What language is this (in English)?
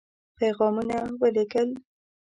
Pashto